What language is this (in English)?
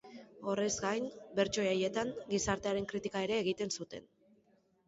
Basque